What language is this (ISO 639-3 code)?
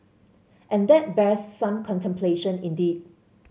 eng